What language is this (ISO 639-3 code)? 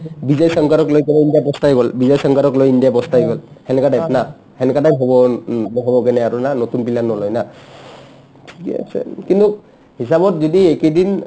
asm